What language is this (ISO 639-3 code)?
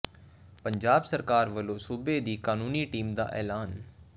pan